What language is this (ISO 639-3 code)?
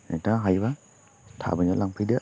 brx